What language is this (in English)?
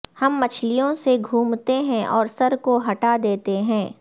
Urdu